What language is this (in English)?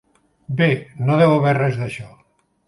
Catalan